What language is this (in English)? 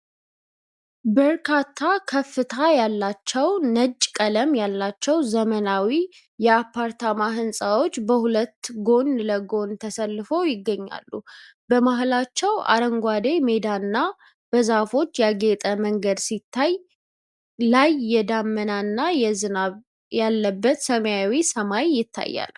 Amharic